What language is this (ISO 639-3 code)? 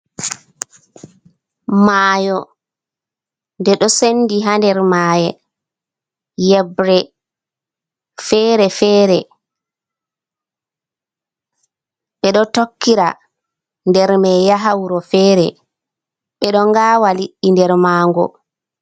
ful